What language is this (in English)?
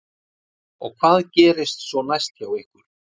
Icelandic